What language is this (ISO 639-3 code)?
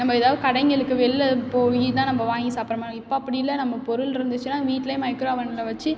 tam